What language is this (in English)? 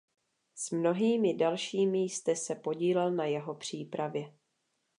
Czech